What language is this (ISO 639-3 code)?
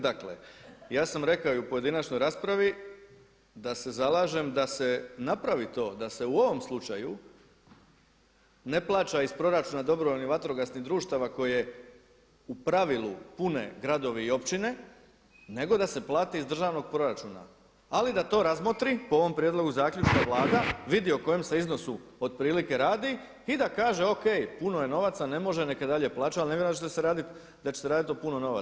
hrv